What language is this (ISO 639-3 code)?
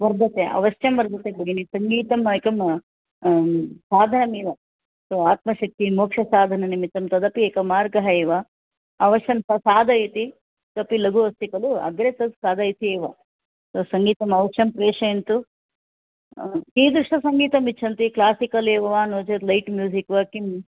san